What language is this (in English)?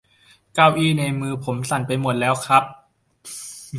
Thai